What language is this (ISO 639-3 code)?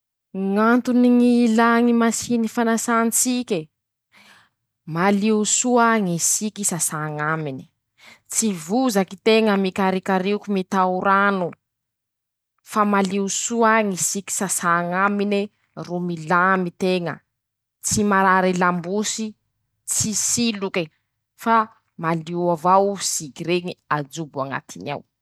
msh